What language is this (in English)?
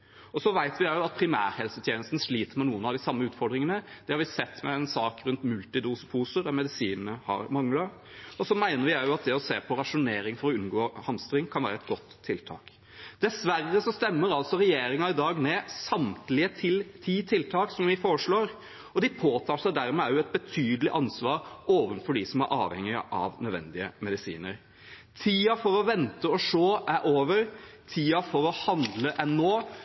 Norwegian Bokmål